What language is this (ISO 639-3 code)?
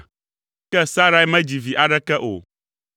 ewe